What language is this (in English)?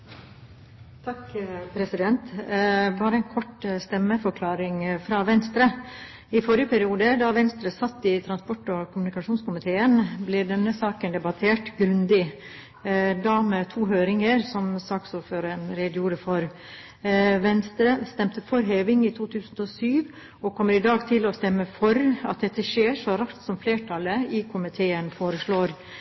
Norwegian